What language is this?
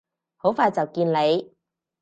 Cantonese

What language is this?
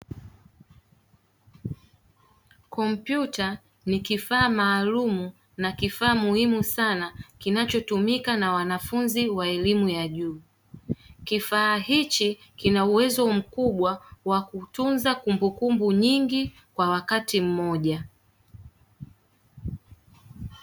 Swahili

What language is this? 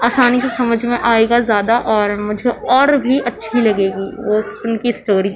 Urdu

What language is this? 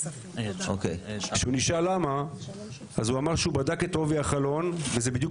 Hebrew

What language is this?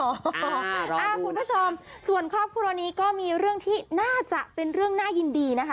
Thai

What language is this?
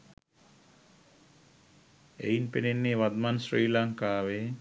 Sinhala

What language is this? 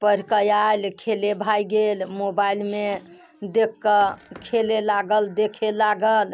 Maithili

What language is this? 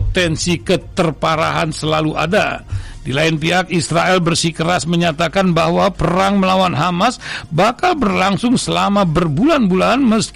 Indonesian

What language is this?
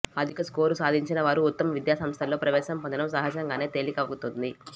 Telugu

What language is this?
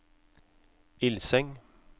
Norwegian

